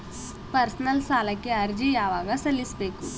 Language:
Kannada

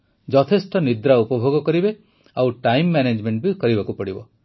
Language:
Odia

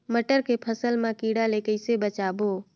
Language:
Chhattisgarhi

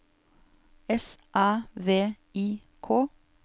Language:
Norwegian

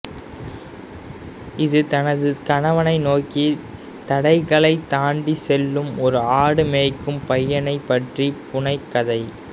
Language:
Tamil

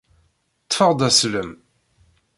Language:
Kabyle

